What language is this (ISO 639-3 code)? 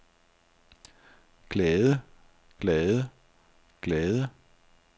dan